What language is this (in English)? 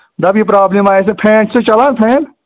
Kashmiri